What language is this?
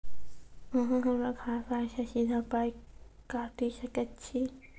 Maithili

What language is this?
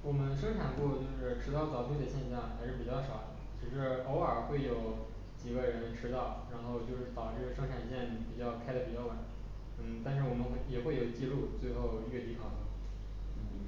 Chinese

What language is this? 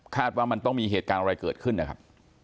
Thai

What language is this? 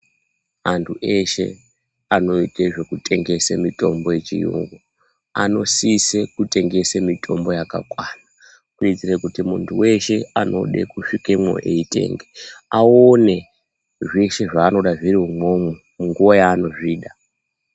Ndau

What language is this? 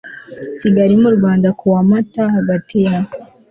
Kinyarwanda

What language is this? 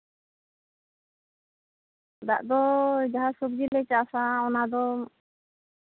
Santali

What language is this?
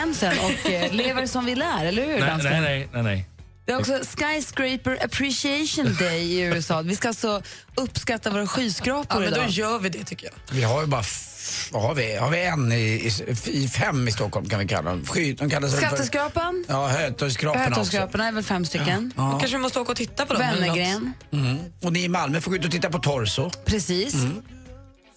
Swedish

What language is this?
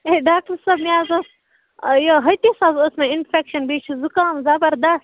Kashmiri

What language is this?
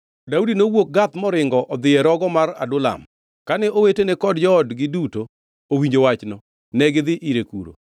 Luo (Kenya and Tanzania)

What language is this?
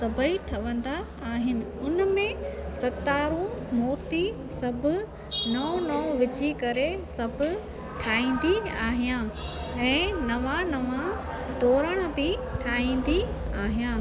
Sindhi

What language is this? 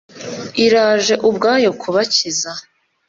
Kinyarwanda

